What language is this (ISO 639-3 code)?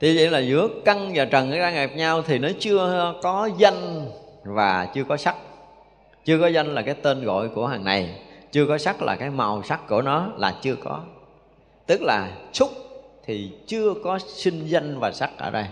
vie